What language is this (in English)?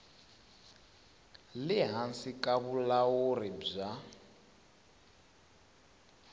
Tsonga